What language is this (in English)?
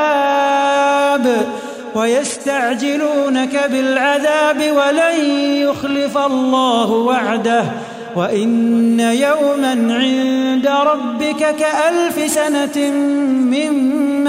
Arabic